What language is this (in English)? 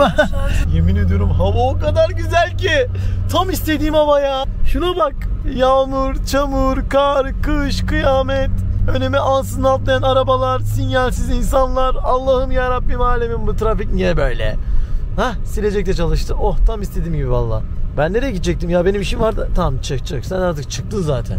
Turkish